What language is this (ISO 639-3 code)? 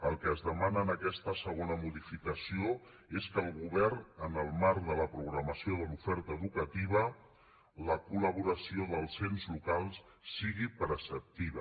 cat